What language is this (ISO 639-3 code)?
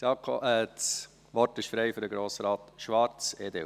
gsw